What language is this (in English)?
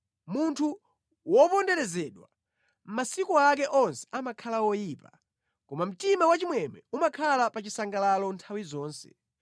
Nyanja